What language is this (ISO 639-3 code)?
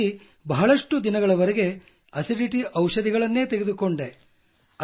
kan